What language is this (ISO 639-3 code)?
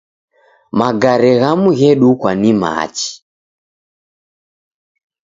dav